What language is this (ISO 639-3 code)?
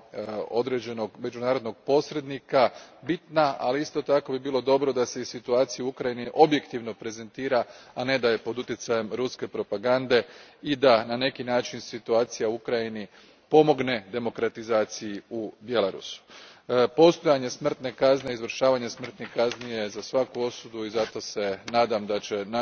hrv